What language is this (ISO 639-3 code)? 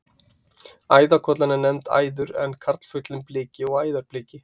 isl